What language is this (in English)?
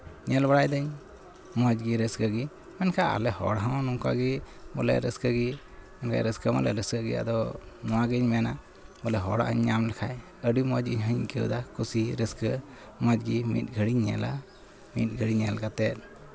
Santali